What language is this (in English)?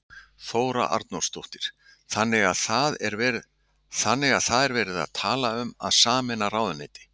Icelandic